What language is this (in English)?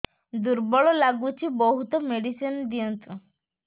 Odia